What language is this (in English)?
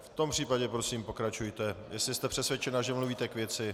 Czech